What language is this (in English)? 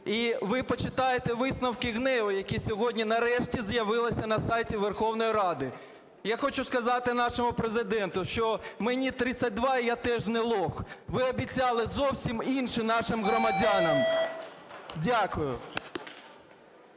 Ukrainian